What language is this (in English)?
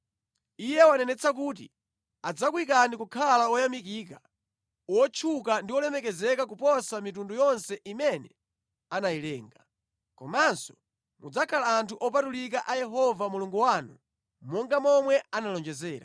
Nyanja